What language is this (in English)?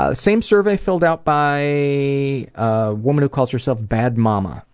English